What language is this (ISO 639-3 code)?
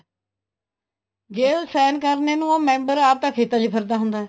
pan